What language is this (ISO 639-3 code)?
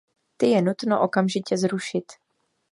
ces